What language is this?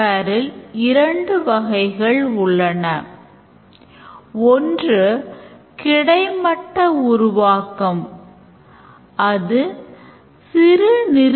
Tamil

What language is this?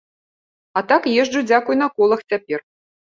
Belarusian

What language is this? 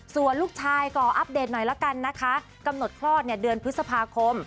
Thai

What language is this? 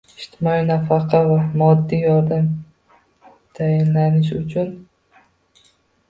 Uzbek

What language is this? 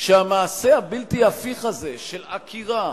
Hebrew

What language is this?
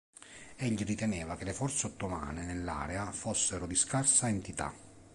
Italian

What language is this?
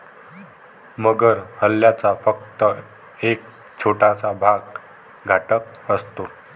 Marathi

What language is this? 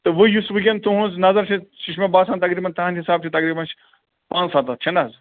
Kashmiri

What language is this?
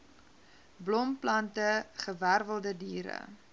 Afrikaans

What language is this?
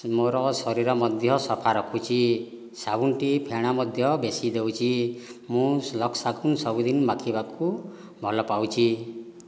Odia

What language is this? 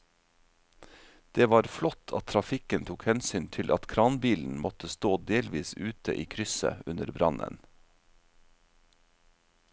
Norwegian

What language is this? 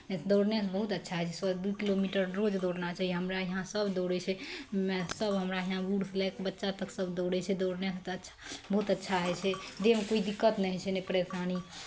Maithili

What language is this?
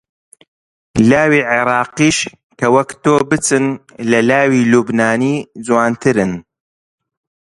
Central Kurdish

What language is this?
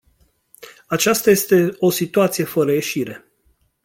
Romanian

